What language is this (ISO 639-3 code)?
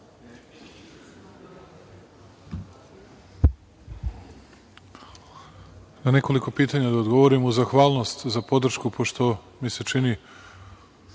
srp